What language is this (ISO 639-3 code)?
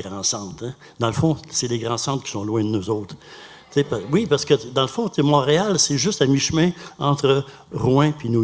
fra